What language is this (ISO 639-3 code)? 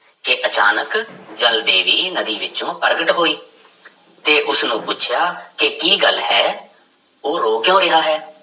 pan